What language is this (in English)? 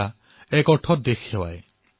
Assamese